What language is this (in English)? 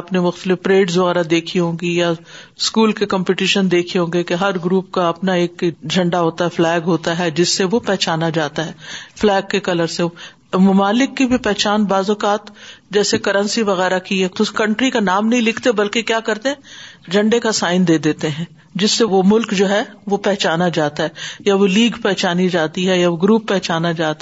Urdu